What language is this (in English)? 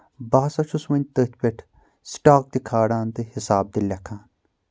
Kashmiri